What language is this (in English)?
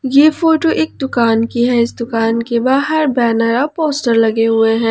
Hindi